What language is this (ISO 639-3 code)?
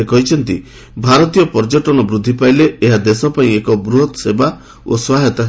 ori